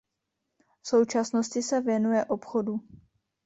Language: Czech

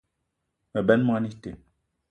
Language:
Eton (Cameroon)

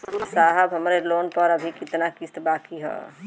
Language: Bhojpuri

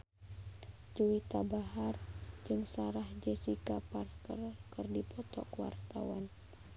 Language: Sundanese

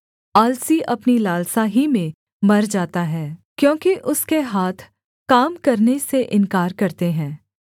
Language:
Hindi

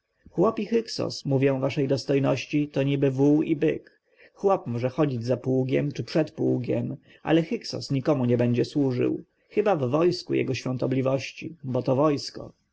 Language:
Polish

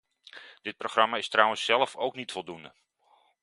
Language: Dutch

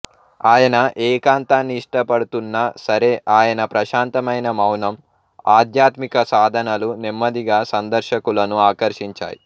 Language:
Telugu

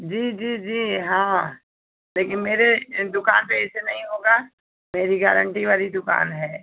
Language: Hindi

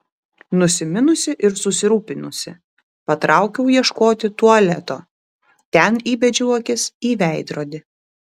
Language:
Lithuanian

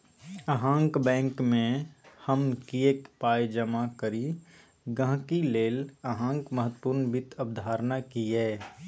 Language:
Maithili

